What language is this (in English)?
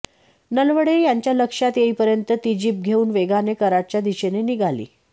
Marathi